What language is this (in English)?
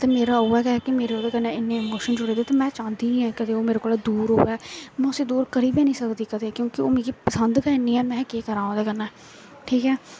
Dogri